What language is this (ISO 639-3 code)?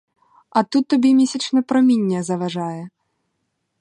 ukr